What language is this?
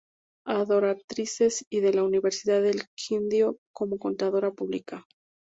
Spanish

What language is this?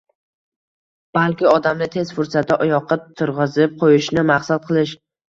Uzbek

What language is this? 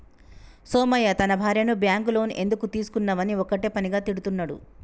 Telugu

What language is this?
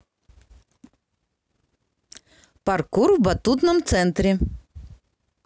Russian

